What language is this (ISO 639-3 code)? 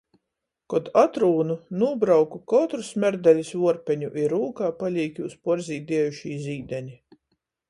ltg